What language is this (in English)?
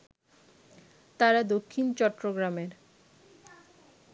Bangla